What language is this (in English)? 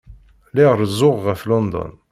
Kabyle